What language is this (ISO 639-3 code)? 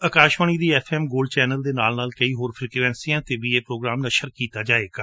pan